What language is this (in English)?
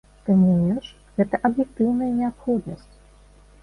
Belarusian